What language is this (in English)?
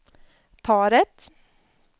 Swedish